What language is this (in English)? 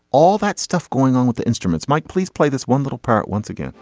English